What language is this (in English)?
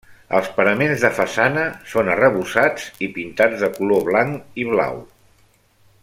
Catalan